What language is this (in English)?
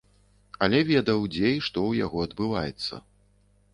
Belarusian